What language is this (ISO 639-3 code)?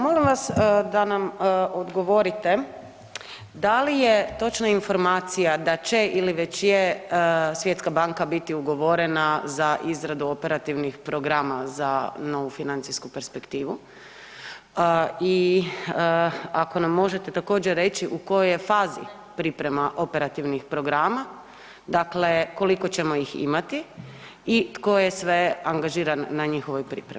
hrv